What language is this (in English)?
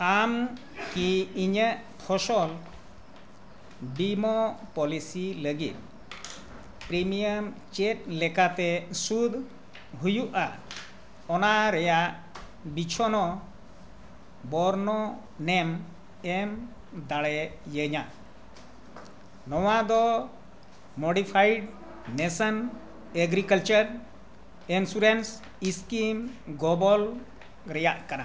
Santali